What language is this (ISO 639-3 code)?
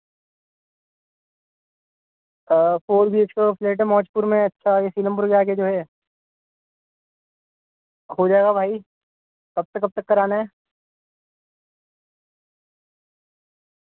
urd